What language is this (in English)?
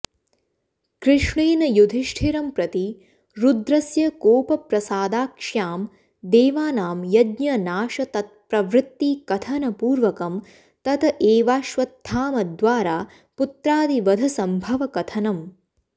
Sanskrit